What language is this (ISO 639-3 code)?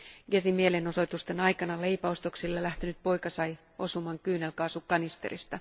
fin